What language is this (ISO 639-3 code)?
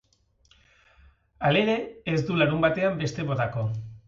eus